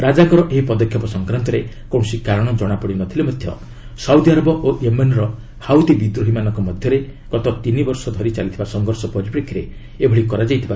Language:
Odia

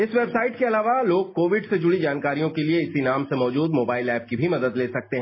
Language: Hindi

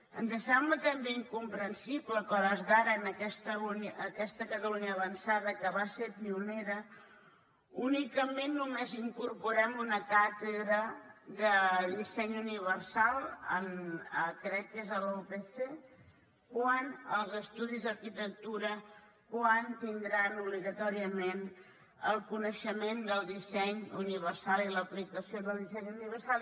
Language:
Catalan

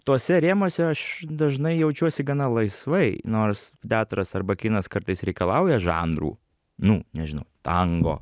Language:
Lithuanian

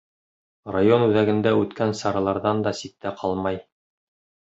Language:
Bashkir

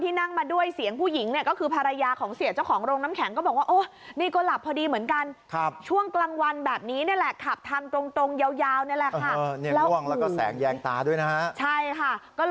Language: Thai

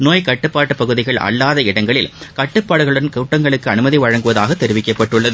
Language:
Tamil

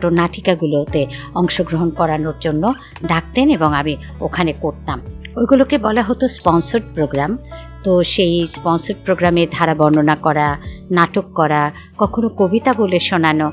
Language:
Bangla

